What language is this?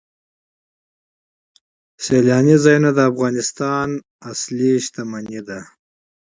Pashto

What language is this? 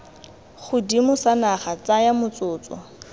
Tswana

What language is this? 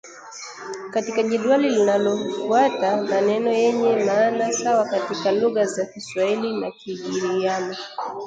Swahili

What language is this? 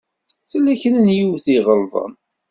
Kabyle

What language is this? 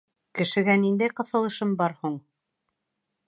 Bashkir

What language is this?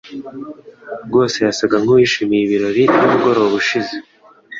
Kinyarwanda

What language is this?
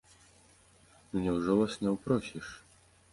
Belarusian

